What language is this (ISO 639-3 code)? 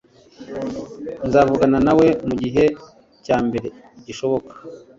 kin